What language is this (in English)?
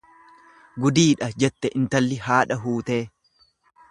Oromo